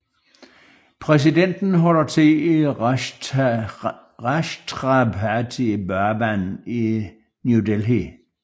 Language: Danish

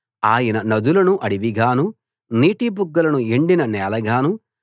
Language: Telugu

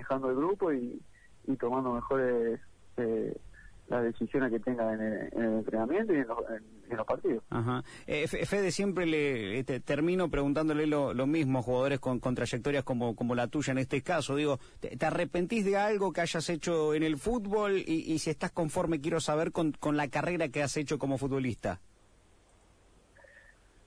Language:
Spanish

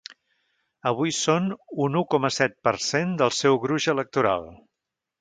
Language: Catalan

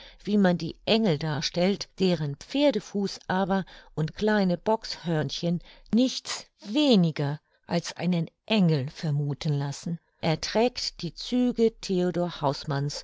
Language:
German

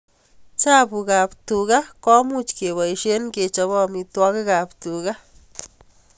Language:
Kalenjin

